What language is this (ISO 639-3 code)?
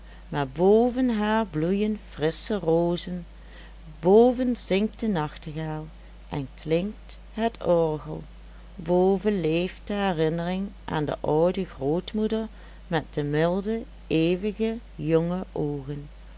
nld